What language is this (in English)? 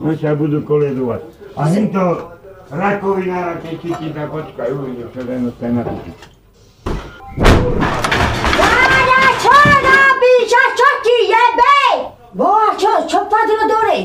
Slovak